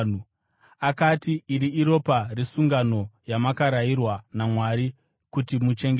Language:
Shona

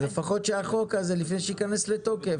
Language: Hebrew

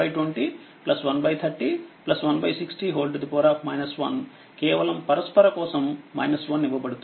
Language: Telugu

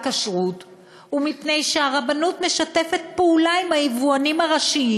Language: Hebrew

